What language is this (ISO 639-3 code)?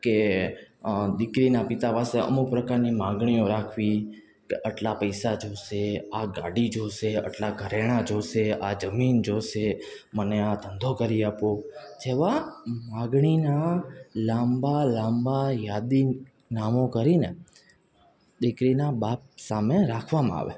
guj